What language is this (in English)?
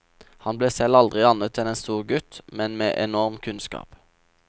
Norwegian